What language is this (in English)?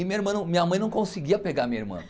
Portuguese